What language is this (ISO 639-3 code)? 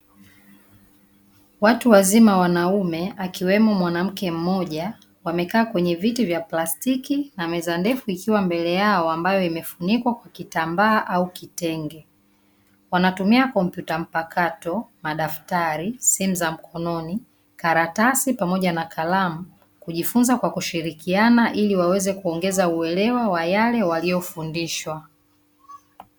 swa